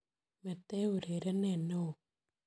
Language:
Kalenjin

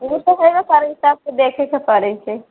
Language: Maithili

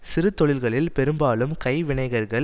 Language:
Tamil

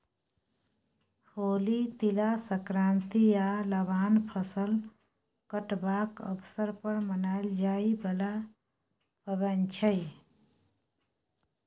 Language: Maithili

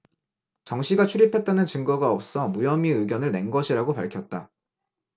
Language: Korean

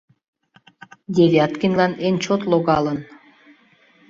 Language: Mari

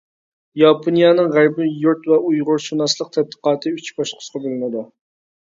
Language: Uyghur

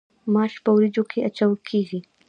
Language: Pashto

